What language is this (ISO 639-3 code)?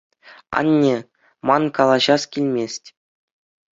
chv